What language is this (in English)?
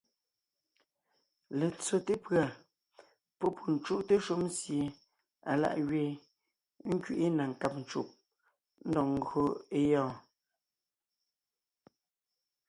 Ngiemboon